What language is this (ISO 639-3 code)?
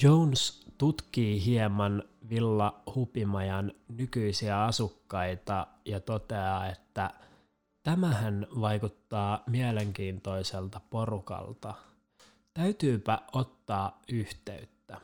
fin